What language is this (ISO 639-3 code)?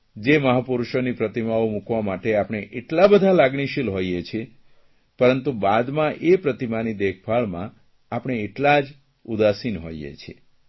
guj